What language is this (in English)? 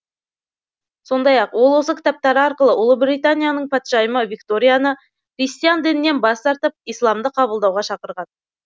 Kazakh